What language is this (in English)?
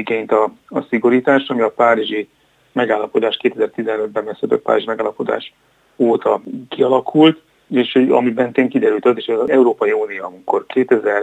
Hungarian